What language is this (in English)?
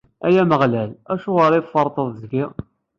Kabyle